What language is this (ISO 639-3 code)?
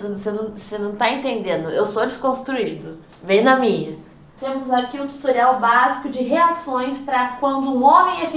por